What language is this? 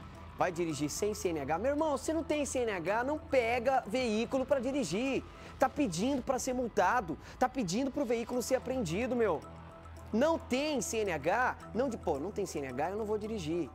Portuguese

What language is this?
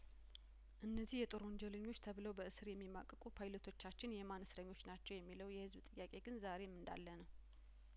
Amharic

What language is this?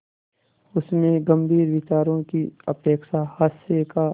Hindi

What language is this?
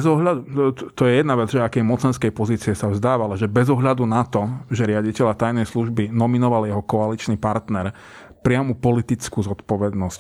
Slovak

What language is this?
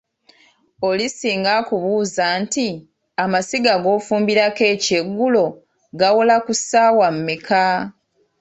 Ganda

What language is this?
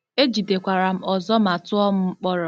Igbo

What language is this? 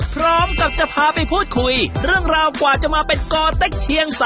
Thai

